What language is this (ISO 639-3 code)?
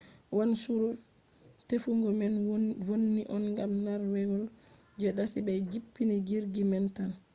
ful